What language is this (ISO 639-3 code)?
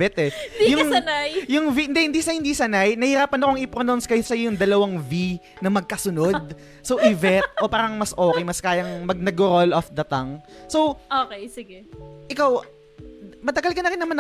fil